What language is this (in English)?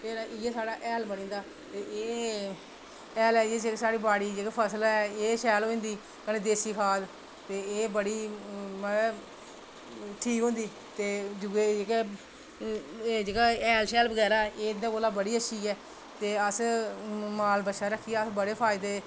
Dogri